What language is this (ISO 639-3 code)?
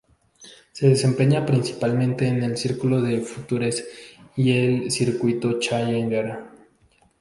spa